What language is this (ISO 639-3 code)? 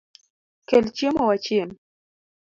luo